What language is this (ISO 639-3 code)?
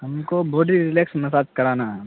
urd